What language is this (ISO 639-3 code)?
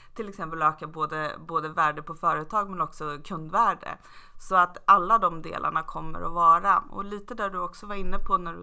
swe